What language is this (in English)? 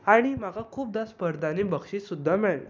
Konkani